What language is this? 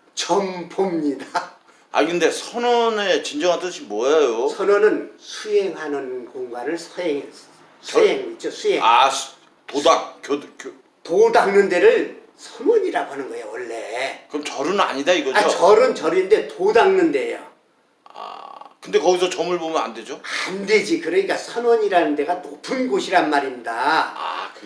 Korean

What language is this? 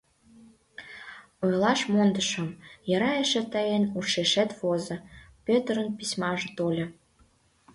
Mari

